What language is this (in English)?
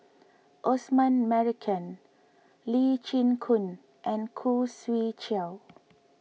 English